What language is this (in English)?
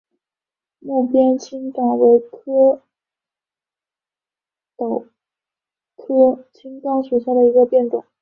Chinese